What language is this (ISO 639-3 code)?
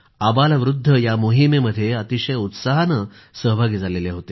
mar